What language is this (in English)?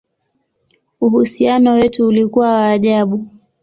Swahili